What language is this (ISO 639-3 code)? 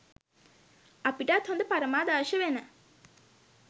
sin